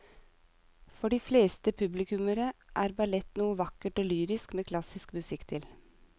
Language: Norwegian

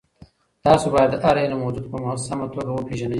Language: Pashto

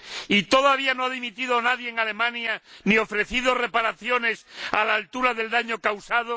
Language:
Spanish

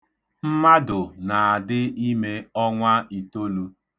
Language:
Igbo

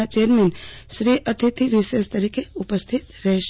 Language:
Gujarati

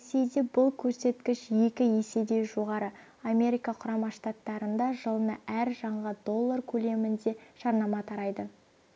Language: Kazakh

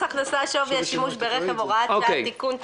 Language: Hebrew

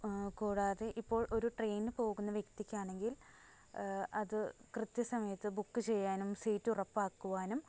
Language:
Malayalam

